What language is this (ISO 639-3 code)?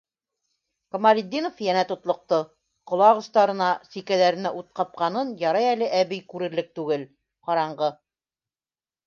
bak